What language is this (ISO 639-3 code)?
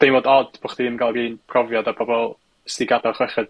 cym